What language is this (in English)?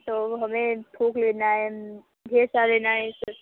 Hindi